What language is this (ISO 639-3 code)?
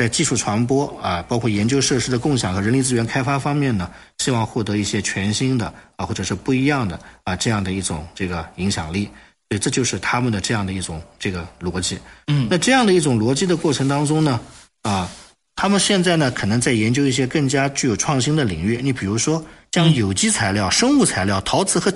zho